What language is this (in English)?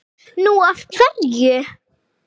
Icelandic